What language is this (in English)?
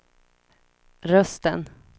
Swedish